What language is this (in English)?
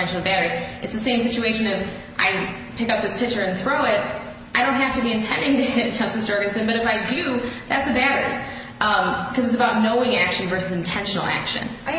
English